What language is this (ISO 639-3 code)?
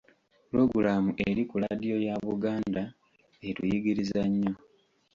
lug